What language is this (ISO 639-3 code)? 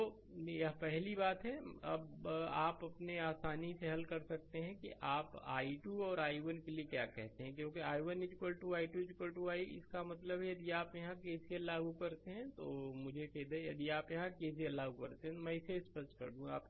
hin